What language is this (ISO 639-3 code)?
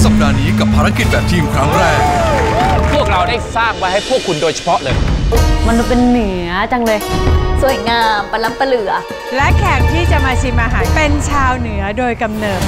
tha